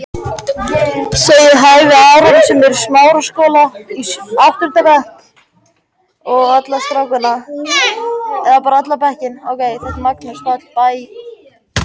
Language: Icelandic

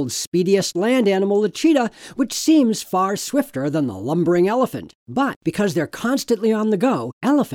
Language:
English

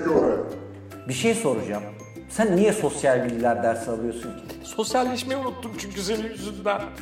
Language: Turkish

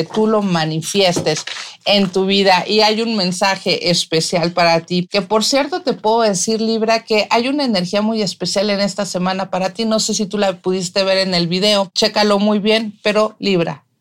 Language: Spanish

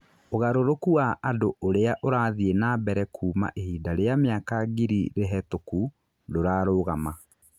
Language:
Kikuyu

